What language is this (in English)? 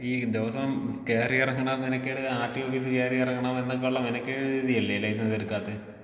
Malayalam